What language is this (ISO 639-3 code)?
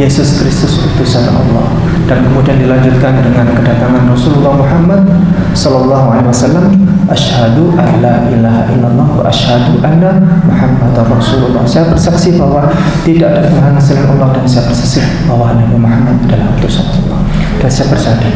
ind